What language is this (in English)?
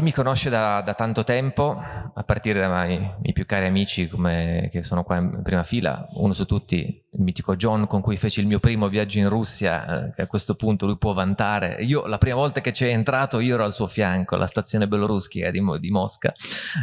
Italian